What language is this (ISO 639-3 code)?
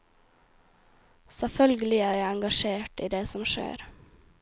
nor